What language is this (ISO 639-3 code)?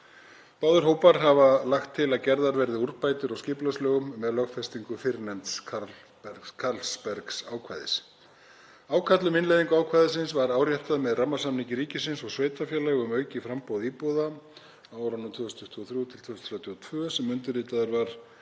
isl